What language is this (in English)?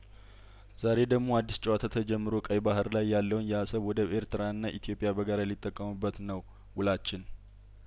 Amharic